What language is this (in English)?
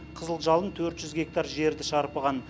Kazakh